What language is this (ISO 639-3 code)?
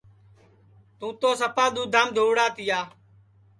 ssi